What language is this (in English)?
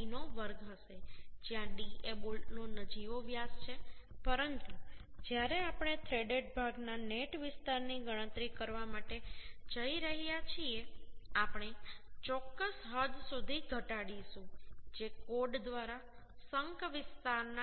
Gujarati